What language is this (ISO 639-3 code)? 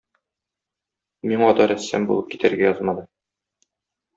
tat